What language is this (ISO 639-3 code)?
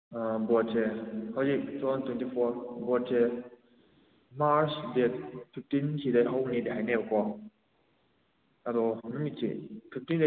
mni